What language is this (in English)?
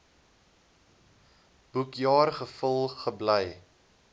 Afrikaans